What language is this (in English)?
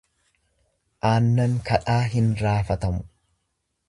Oromo